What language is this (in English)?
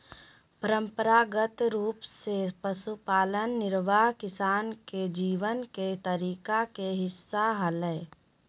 Magahi